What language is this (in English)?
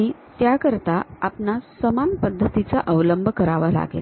Marathi